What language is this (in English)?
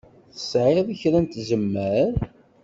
Kabyle